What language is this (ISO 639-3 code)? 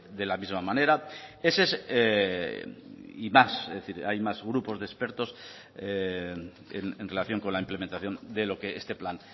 spa